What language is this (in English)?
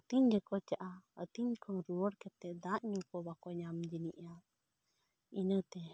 Santali